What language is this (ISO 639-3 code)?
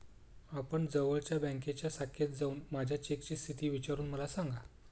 mar